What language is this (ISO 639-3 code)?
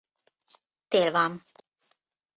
hun